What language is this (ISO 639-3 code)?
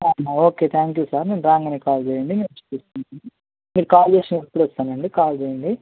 tel